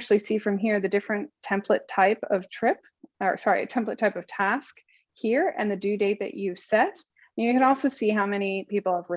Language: English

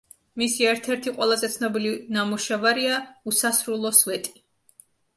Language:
Georgian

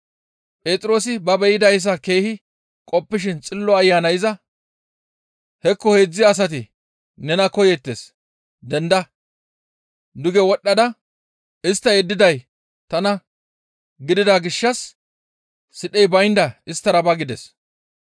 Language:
Gamo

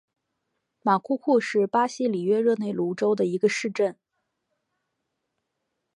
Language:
Chinese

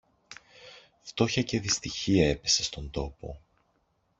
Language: Greek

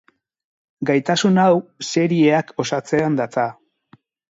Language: Basque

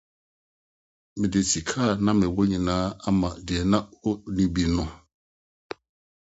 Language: Akan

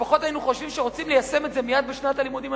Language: Hebrew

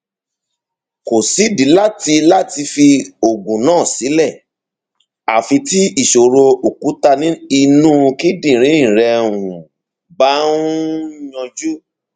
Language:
Yoruba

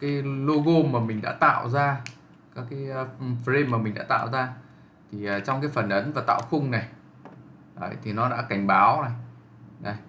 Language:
Vietnamese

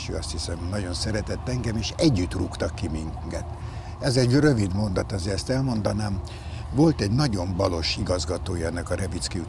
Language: Hungarian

